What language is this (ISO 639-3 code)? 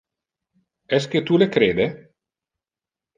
ina